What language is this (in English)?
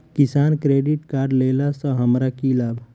Maithili